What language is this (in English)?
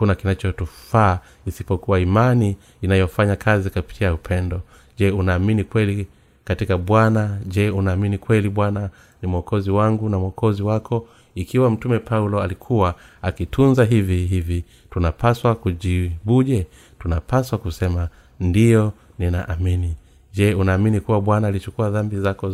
Swahili